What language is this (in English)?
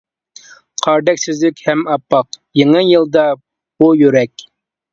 Uyghur